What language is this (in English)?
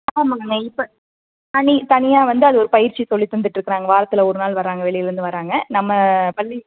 Tamil